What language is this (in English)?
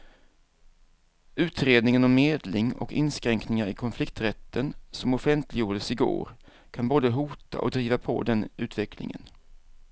Swedish